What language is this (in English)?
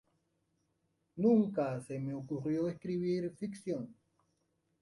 Spanish